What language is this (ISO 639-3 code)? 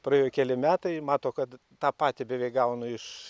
lit